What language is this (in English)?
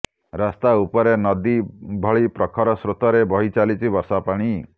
Odia